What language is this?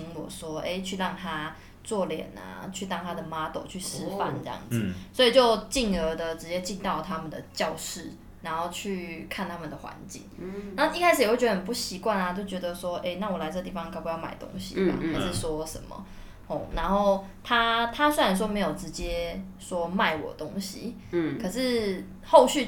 Chinese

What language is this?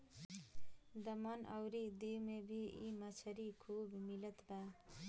Bhojpuri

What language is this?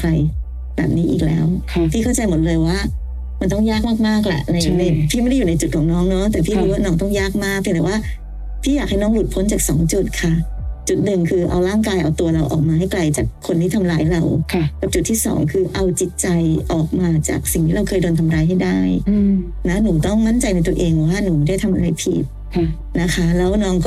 Thai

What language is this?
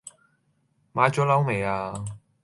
Cantonese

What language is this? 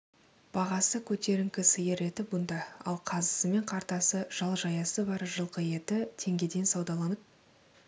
Kazakh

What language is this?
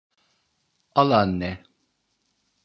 Turkish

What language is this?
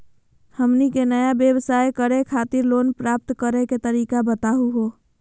Magahi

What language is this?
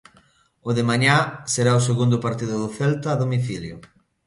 Galician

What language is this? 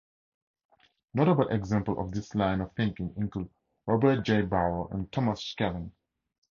English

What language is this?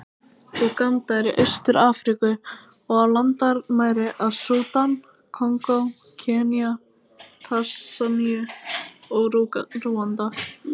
Icelandic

